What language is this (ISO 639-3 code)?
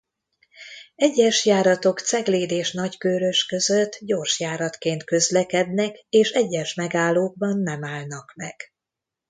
hun